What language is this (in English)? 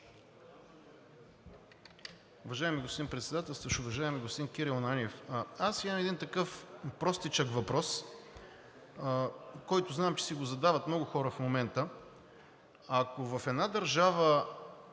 Bulgarian